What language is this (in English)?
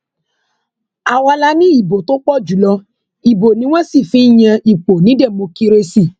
Yoruba